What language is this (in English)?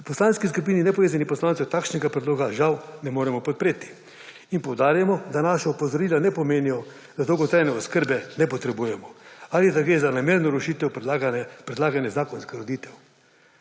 Slovenian